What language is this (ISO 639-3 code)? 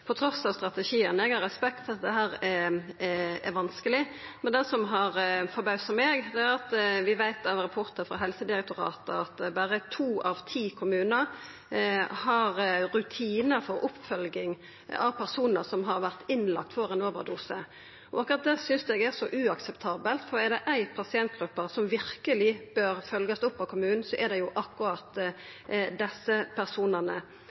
nno